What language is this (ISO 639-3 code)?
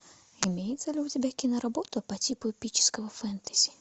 rus